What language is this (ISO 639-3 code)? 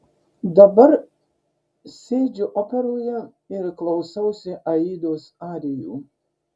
lit